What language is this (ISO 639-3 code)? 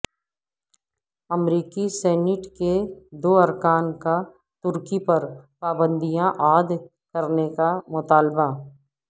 urd